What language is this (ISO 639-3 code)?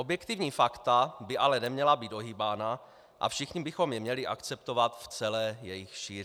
ces